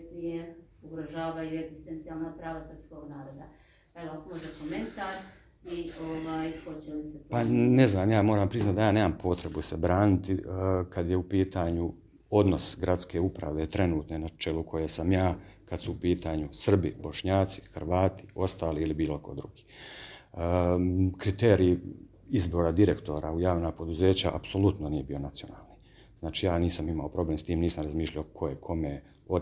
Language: Croatian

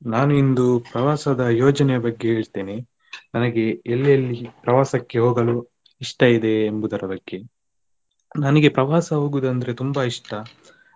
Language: Kannada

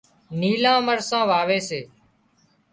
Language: Wadiyara Koli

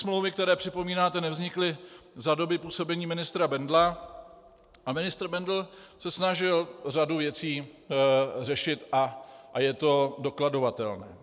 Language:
Czech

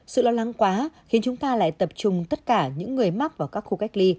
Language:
Vietnamese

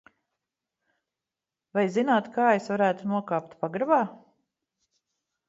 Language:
Latvian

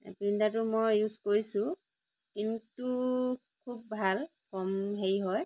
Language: Assamese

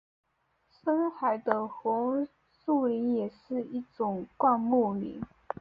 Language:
Chinese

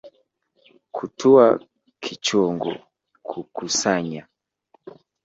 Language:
Swahili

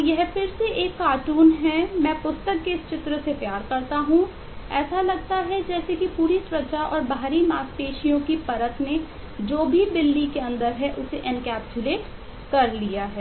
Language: Hindi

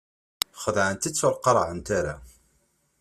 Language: Kabyle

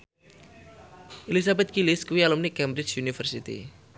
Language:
Javanese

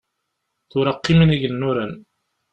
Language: Kabyle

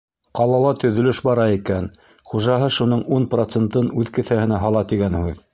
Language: Bashkir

